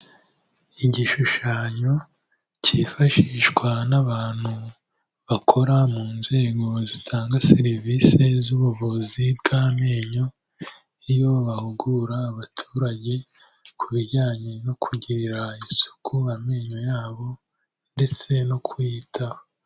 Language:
Kinyarwanda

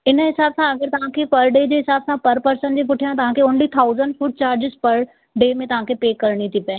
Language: Sindhi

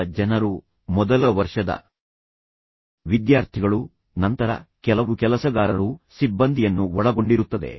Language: Kannada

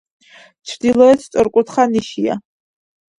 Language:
Georgian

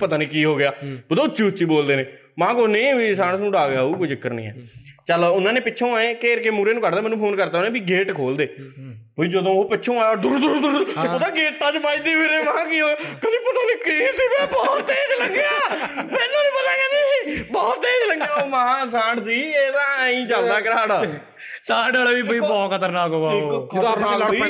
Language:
Punjabi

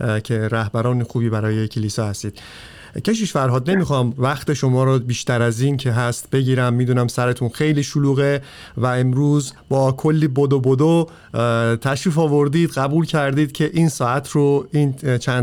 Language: Persian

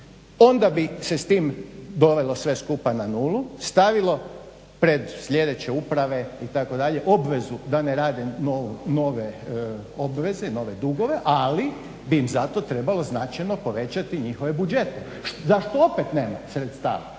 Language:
Croatian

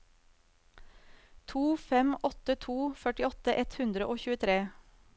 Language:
Norwegian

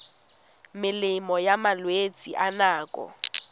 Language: Tswana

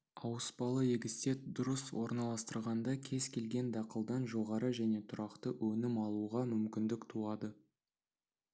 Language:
Kazakh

